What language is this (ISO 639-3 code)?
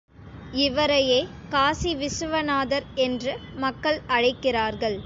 tam